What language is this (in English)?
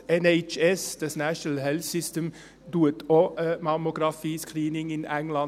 Swiss German